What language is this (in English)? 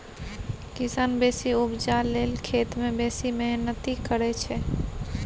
Maithili